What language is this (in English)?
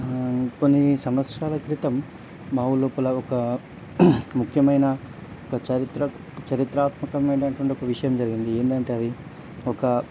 Telugu